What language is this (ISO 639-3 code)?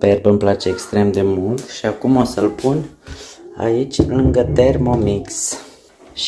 ron